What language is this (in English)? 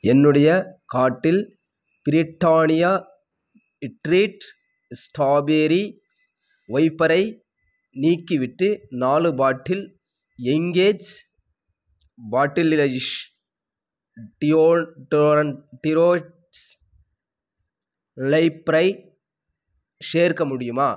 Tamil